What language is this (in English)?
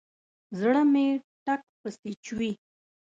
Pashto